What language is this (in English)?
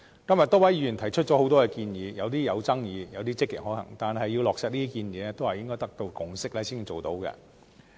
Cantonese